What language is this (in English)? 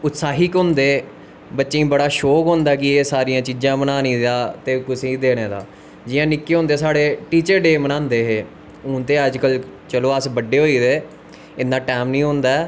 Dogri